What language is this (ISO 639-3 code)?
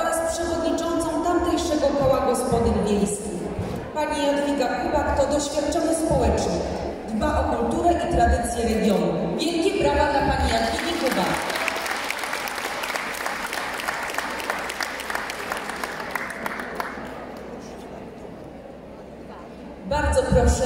pol